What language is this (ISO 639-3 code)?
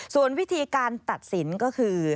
tha